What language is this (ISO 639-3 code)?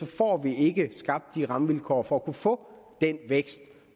dan